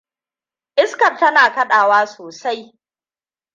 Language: Hausa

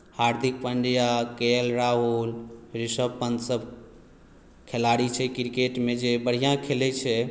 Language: Maithili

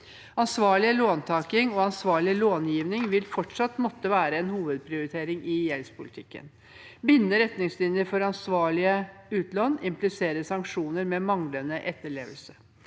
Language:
Norwegian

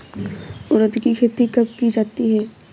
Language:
Hindi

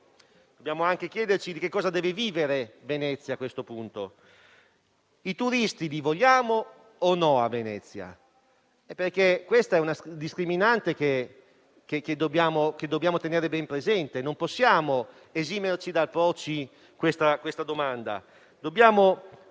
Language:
Italian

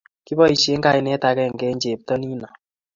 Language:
Kalenjin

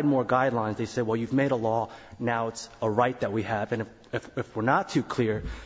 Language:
English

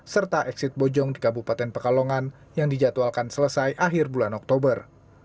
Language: Indonesian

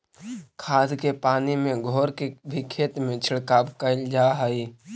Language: Magahi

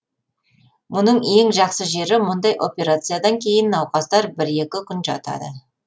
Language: Kazakh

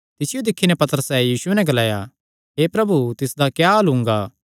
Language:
Kangri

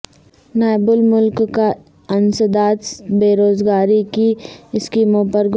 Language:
Urdu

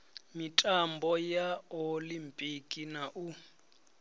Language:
Venda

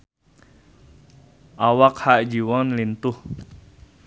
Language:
Sundanese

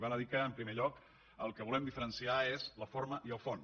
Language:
Catalan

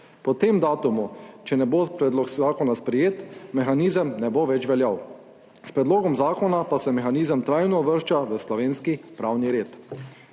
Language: Slovenian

